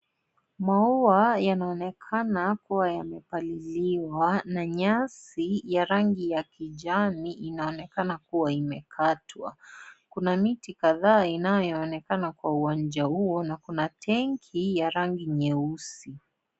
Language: Swahili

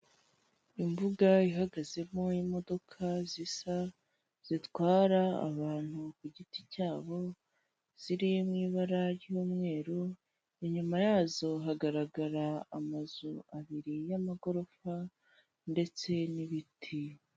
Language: Kinyarwanda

